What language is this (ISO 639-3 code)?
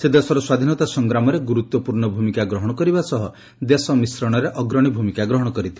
ori